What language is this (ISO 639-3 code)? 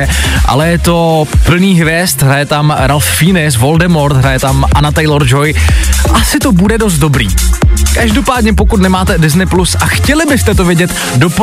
ces